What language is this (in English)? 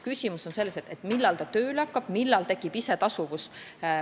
Estonian